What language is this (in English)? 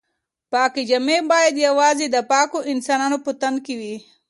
Pashto